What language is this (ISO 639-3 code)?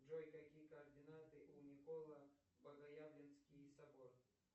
rus